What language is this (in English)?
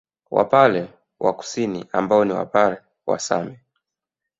Swahili